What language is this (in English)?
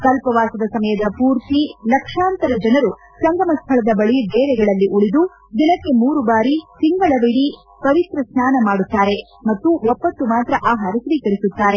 Kannada